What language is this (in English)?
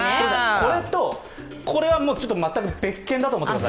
Japanese